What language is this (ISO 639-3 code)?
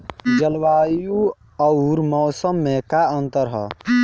bho